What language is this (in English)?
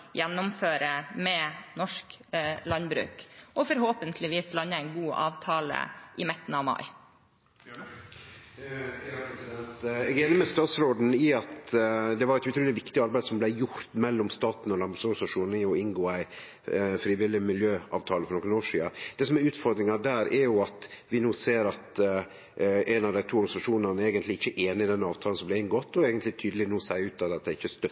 Norwegian